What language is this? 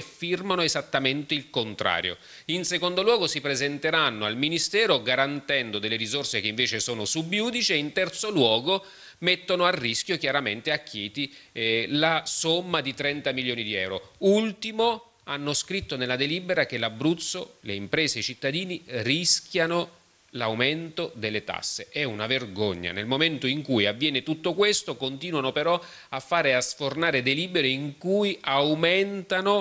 Italian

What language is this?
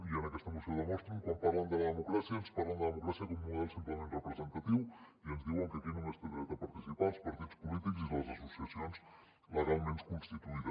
Catalan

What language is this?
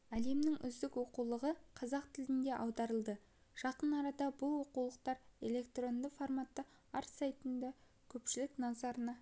Kazakh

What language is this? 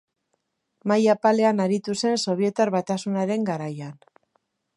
Basque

